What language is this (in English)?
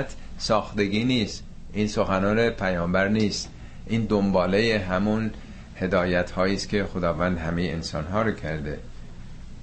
Persian